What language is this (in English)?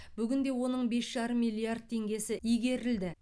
Kazakh